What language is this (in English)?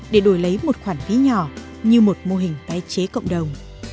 Vietnamese